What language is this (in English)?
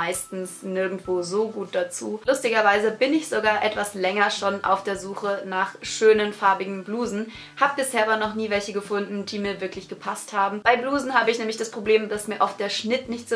German